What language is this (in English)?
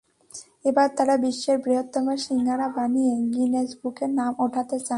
Bangla